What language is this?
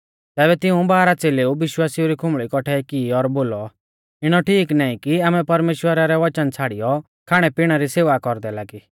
Mahasu Pahari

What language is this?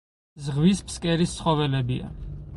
Georgian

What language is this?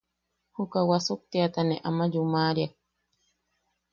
Yaqui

